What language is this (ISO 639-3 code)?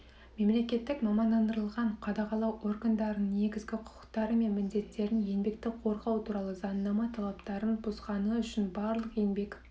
kaz